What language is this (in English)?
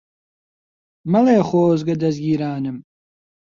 Central Kurdish